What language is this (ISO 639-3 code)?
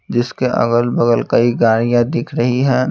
hin